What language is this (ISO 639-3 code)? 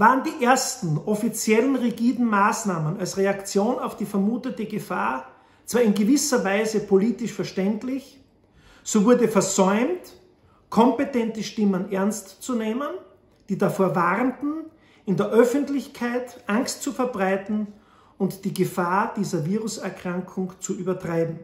deu